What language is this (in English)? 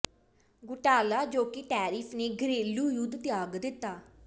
Punjabi